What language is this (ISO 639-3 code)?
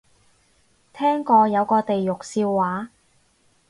yue